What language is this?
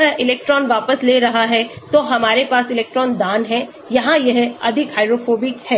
Hindi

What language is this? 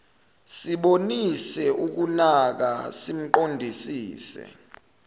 Zulu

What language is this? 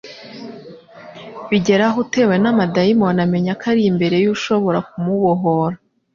Kinyarwanda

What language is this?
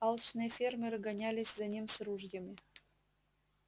Russian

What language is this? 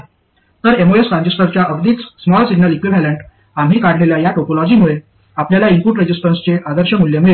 Marathi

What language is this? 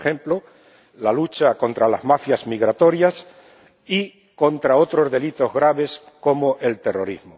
Spanish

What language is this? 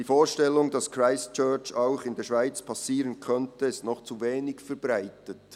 Swiss German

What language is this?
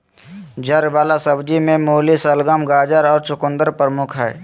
Magahi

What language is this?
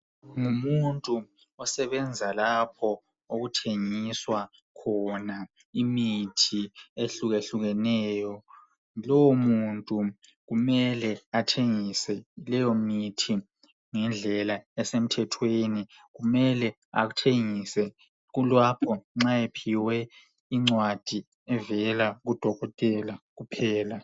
North Ndebele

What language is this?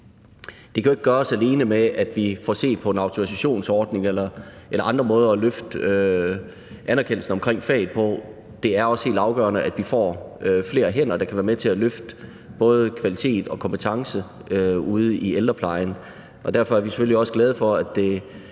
Danish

